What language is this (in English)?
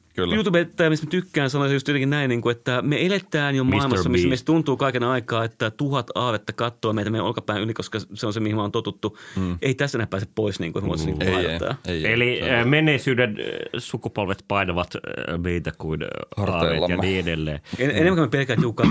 Finnish